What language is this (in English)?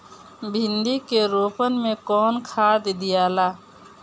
Bhojpuri